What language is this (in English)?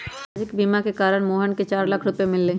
Magahi